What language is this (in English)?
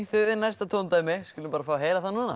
Icelandic